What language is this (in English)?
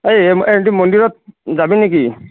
Assamese